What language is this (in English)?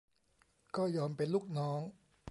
Thai